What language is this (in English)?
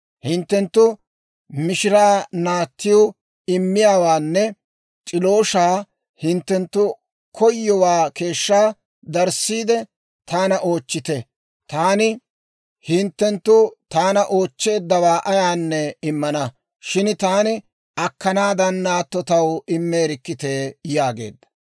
Dawro